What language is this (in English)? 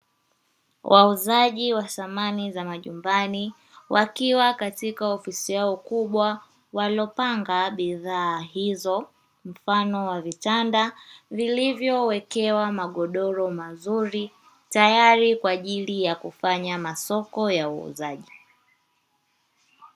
Swahili